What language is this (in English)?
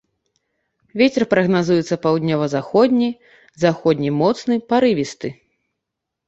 Belarusian